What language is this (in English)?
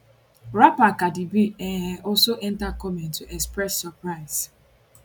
Nigerian Pidgin